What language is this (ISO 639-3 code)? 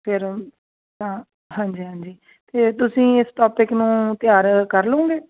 pan